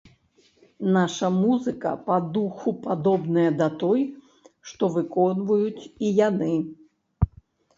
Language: Belarusian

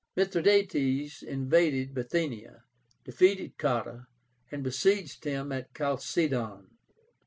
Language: English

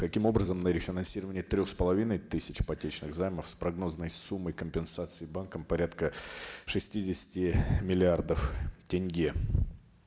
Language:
Kazakh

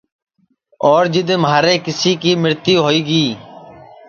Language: Sansi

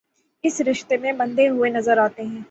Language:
Urdu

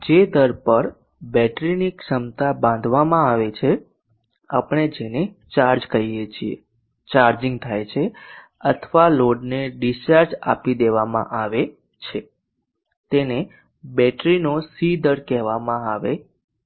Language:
Gujarati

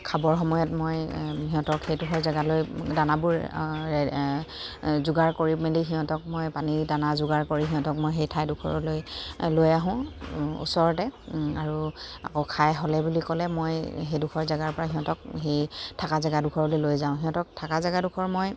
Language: Assamese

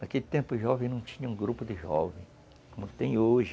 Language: Portuguese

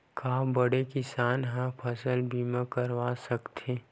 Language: Chhattisgarhi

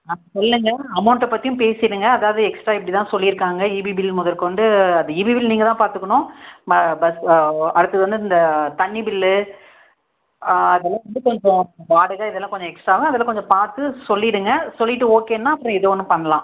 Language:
Tamil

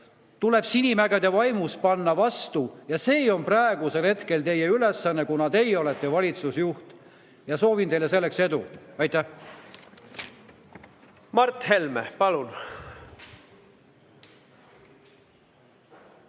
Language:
Estonian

